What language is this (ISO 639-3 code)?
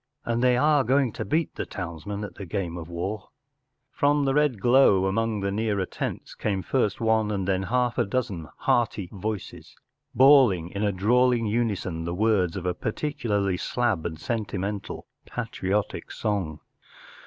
eng